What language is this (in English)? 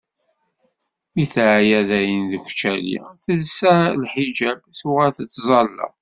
Kabyle